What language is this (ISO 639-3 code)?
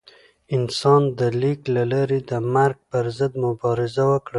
pus